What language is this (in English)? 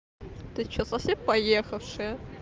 Russian